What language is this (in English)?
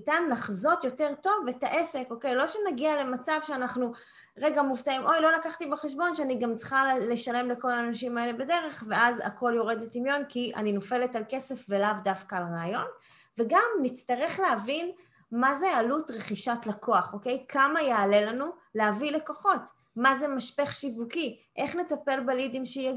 Hebrew